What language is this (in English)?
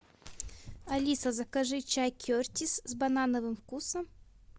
Russian